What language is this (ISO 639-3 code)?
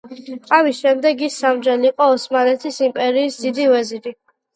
kat